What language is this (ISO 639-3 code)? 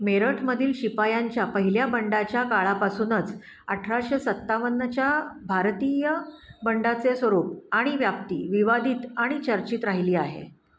mar